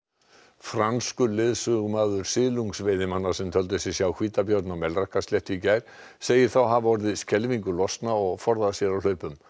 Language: Icelandic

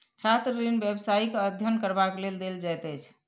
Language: Maithili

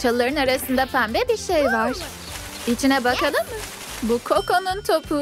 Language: Turkish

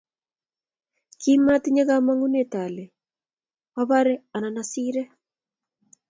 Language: Kalenjin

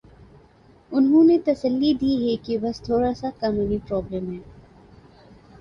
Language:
Urdu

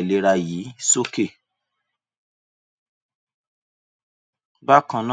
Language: Yoruba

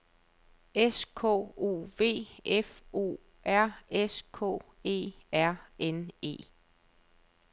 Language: Danish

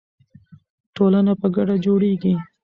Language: Pashto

